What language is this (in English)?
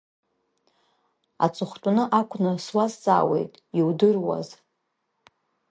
Abkhazian